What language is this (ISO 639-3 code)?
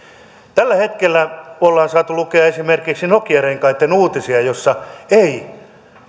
fin